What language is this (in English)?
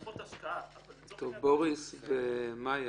Hebrew